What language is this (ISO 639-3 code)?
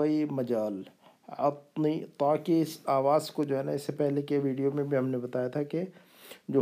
urd